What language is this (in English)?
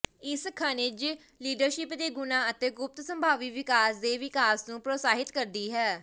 Punjabi